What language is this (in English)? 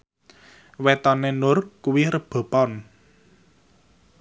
Javanese